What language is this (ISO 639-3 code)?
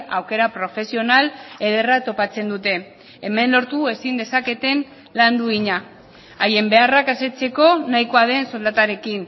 eus